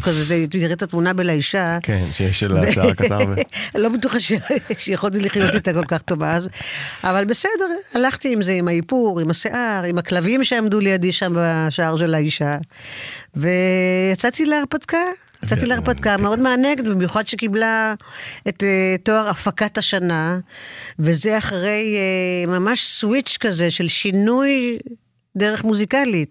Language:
Hebrew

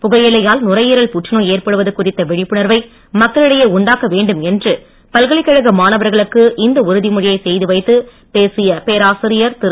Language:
Tamil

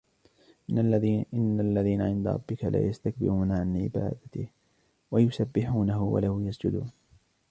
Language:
Arabic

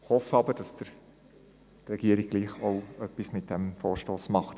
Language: Swiss German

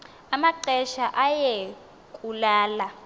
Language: Xhosa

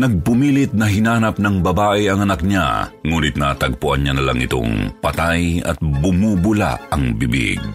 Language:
Filipino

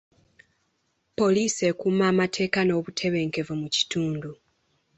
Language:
Ganda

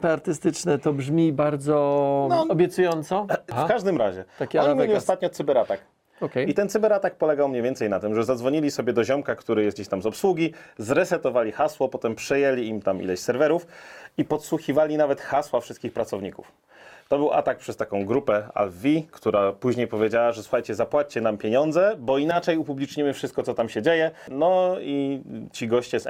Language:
Polish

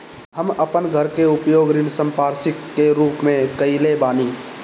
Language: Bhojpuri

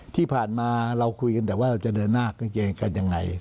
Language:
Thai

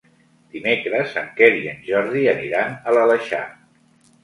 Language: Catalan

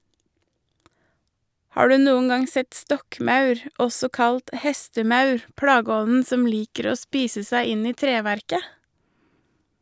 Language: Norwegian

